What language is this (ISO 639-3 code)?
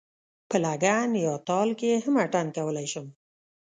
pus